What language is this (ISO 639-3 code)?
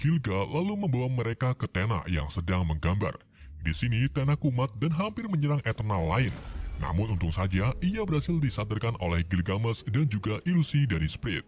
ind